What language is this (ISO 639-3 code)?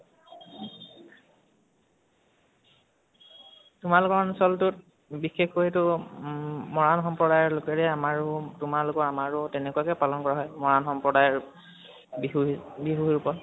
asm